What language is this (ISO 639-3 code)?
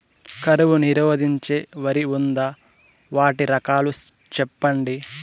tel